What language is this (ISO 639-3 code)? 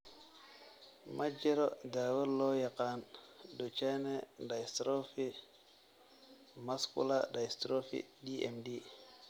som